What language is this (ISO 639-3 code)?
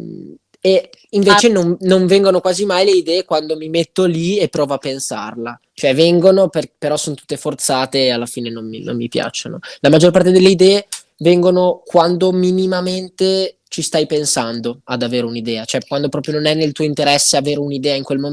ita